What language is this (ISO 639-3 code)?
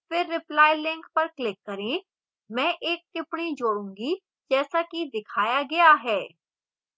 hin